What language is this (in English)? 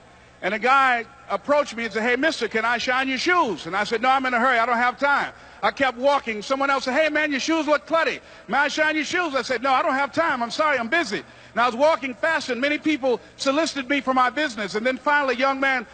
English